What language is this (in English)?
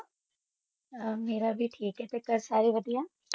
Punjabi